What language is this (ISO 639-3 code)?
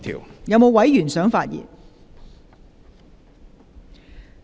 yue